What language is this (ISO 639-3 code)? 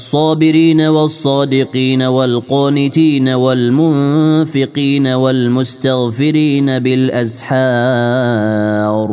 ara